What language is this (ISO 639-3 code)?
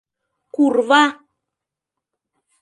chm